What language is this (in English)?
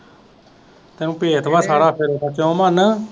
Punjabi